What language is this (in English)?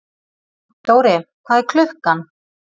Icelandic